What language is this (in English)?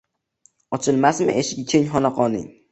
Uzbek